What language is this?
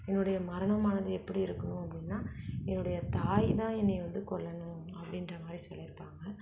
Tamil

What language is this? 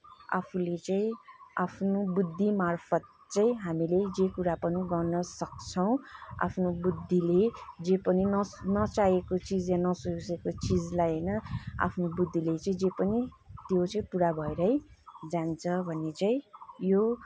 Nepali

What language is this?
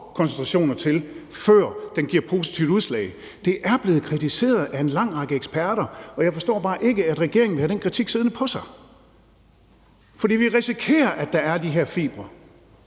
Danish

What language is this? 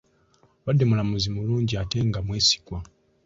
Ganda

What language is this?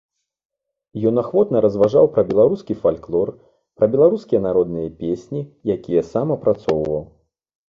Belarusian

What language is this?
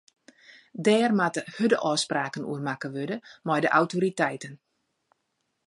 Western Frisian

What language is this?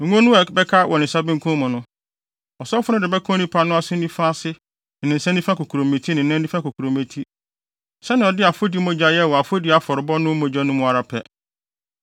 Akan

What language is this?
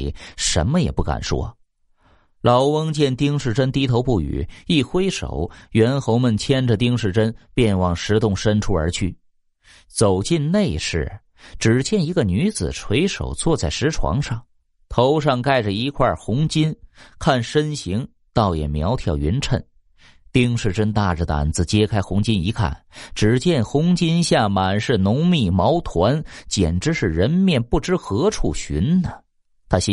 Chinese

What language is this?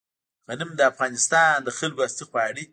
Pashto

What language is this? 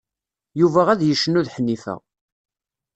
Kabyle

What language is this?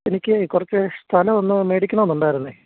Malayalam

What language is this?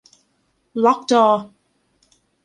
Thai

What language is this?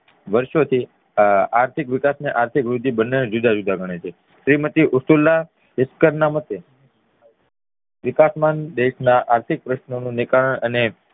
Gujarati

